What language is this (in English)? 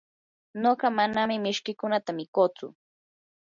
Yanahuanca Pasco Quechua